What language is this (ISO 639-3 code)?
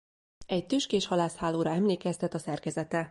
hun